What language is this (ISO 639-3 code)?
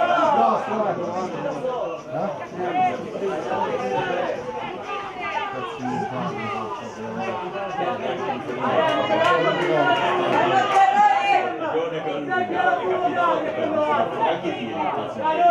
ita